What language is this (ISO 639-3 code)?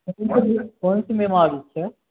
mai